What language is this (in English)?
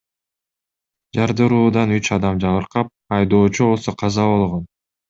Kyrgyz